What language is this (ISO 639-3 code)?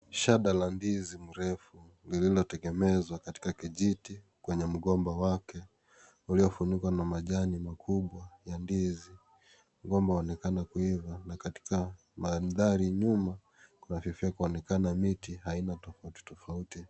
swa